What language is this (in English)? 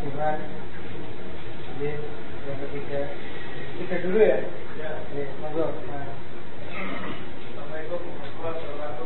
Indonesian